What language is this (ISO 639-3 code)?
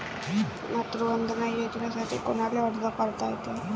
mar